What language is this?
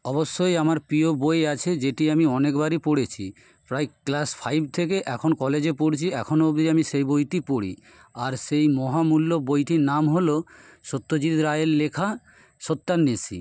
Bangla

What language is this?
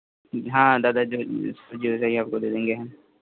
Hindi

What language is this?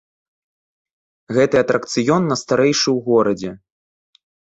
Belarusian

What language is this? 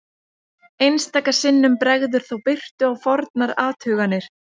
Icelandic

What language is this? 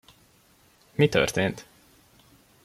Hungarian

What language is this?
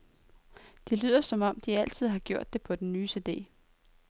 Danish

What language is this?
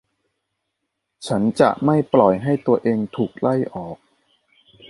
Thai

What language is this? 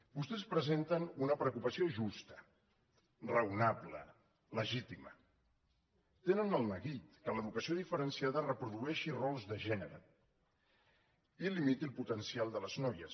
Catalan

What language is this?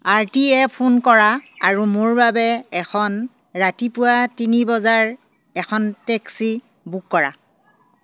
Assamese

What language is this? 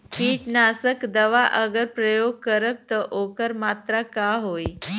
Bhojpuri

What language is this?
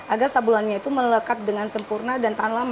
Indonesian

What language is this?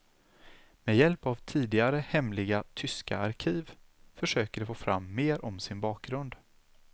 Swedish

